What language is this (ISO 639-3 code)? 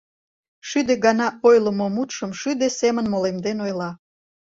chm